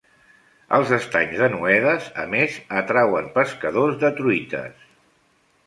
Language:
Catalan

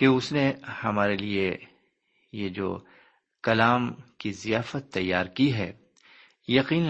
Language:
Urdu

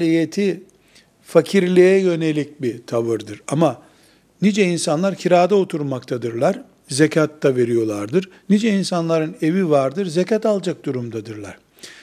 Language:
Turkish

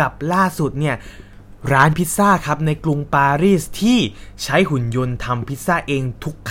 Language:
Thai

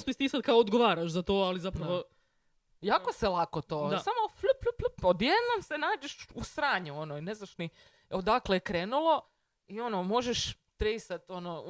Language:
Croatian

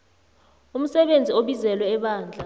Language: South Ndebele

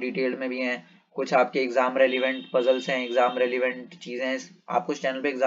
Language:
Hindi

